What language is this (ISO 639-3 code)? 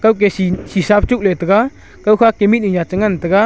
nnp